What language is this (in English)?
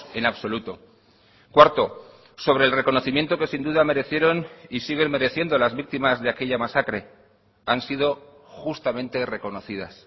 Spanish